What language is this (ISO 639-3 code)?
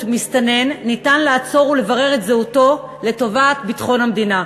heb